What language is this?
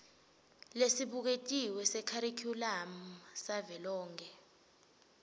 Swati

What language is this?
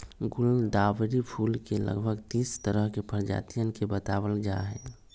Magahi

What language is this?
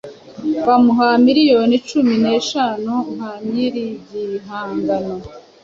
Kinyarwanda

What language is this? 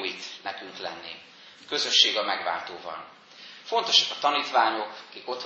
Hungarian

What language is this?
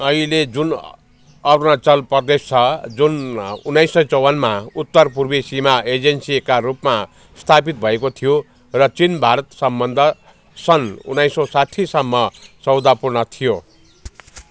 Nepali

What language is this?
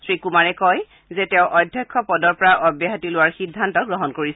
Assamese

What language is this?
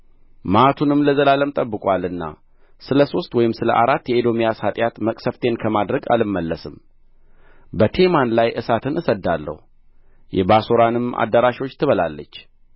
Amharic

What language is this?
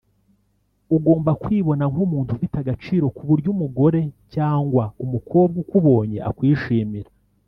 Kinyarwanda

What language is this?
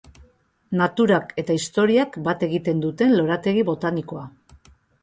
Basque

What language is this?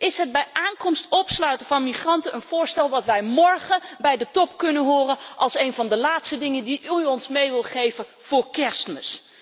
Dutch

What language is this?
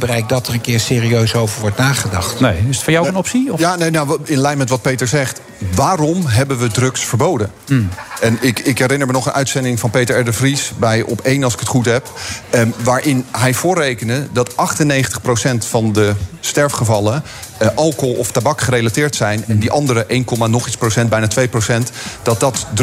Dutch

